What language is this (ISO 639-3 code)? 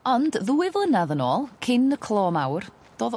cym